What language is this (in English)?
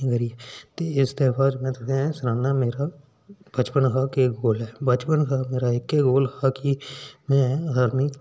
Dogri